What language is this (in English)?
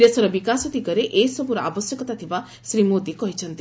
Odia